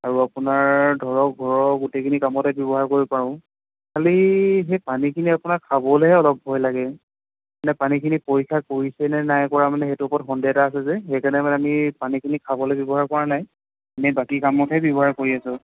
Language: Assamese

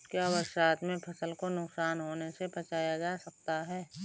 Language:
Hindi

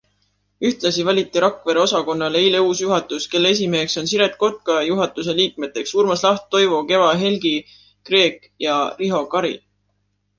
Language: Estonian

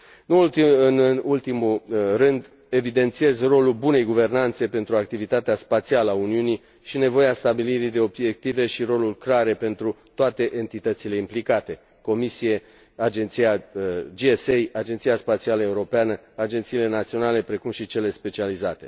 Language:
Romanian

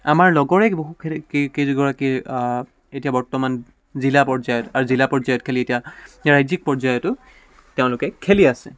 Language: Assamese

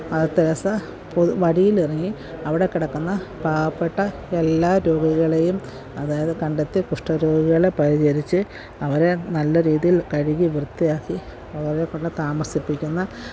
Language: Malayalam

